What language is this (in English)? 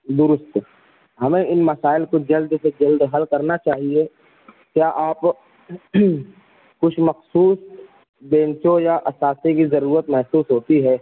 Urdu